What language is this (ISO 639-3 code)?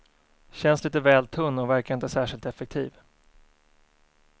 swe